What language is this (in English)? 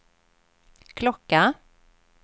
Swedish